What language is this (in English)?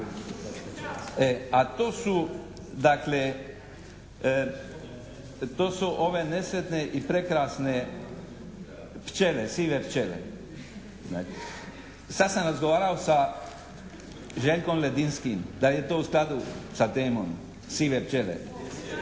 Croatian